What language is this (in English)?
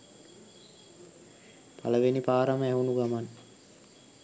Sinhala